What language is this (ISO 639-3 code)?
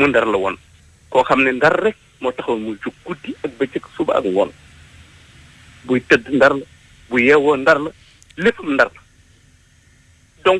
fra